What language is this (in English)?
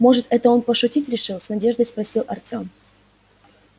Russian